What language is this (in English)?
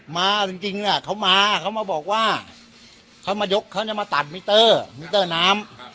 Thai